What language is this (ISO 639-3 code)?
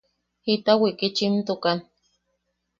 yaq